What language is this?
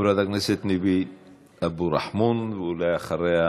Hebrew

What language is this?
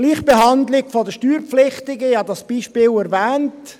Swiss German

